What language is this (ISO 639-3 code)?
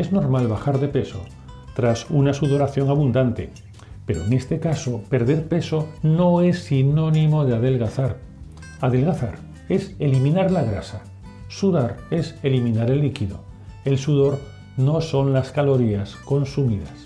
spa